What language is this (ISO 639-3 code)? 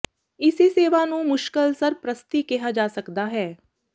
pan